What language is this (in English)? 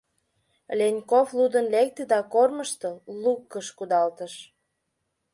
Mari